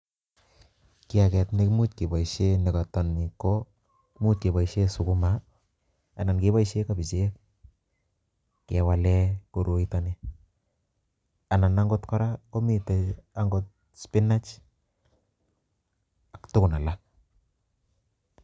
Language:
Kalenjin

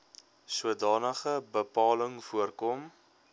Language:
Afrikaans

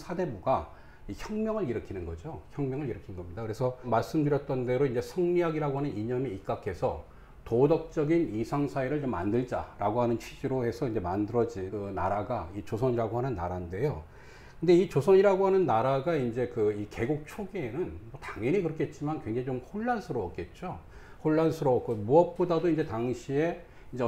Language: Korean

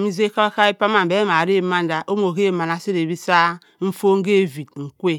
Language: Cross River Mbembe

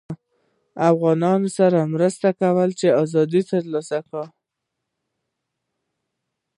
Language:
Pashto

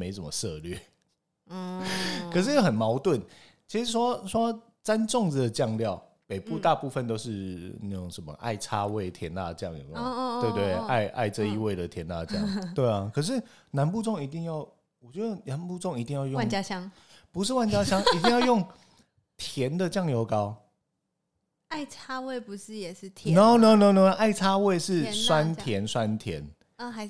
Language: Chinese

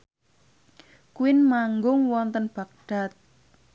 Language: Javanese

